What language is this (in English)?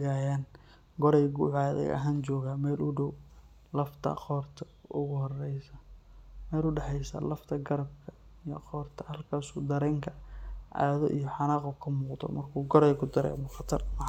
Somali